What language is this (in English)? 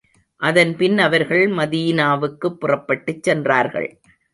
Tamil